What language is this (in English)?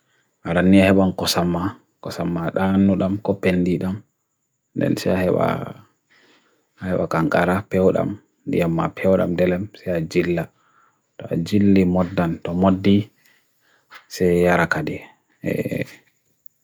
Bagirmi Fulfulde